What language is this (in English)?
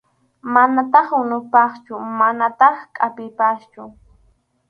Arequipa-La Unión Quechua